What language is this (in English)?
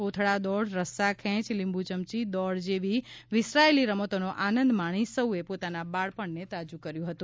Gujarati